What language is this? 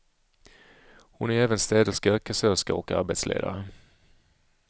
Swedish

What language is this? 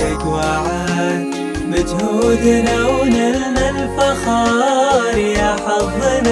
Arabic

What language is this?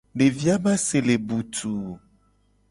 Gen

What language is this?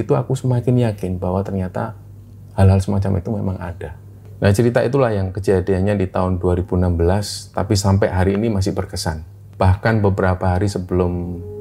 Indonesian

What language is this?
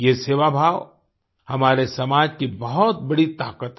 Hindi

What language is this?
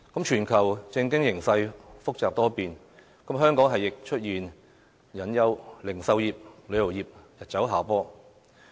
Cantonese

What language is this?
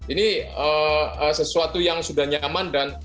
Indonesian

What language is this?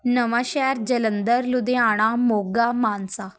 Punjabi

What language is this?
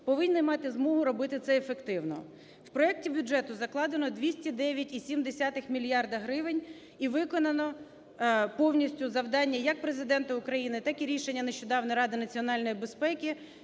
Ukrainian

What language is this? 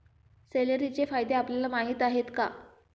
Marathi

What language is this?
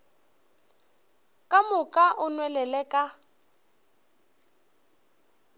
Northern Sotho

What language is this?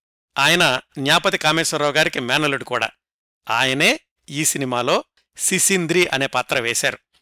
Telugu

